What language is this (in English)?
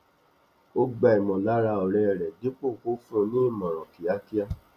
Yoruba